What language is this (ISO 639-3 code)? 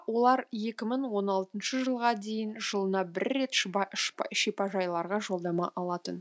kaz